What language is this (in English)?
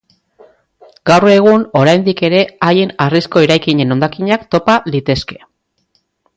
Basque